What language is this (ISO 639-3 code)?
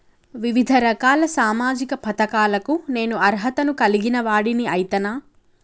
tel